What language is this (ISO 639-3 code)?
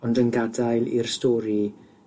cym